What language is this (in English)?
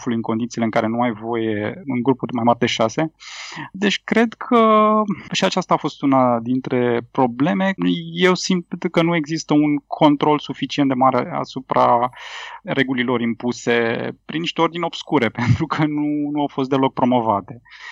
Romanian